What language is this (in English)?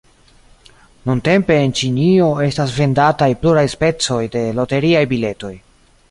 Esperanto